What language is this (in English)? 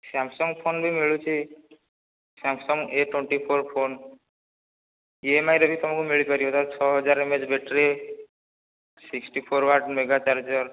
Odia